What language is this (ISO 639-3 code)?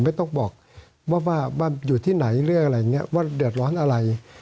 tha